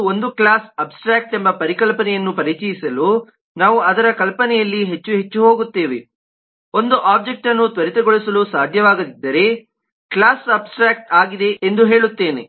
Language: Kannada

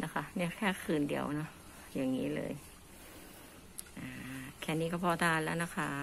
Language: Thai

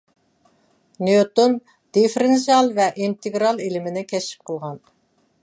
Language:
Uyghur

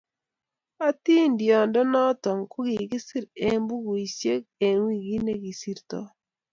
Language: Kalenjin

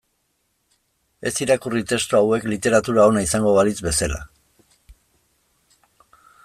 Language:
Basque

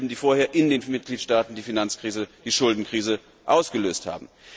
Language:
German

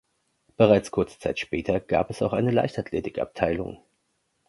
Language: German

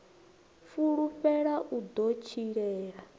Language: Venda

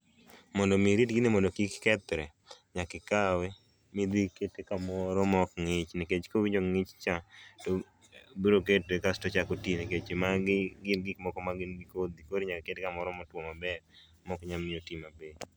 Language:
Luo (Kenya and Tanzania)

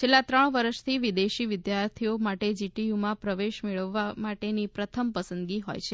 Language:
Gujarati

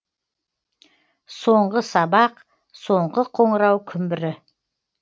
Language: Kazakh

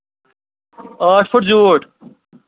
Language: Kashmiri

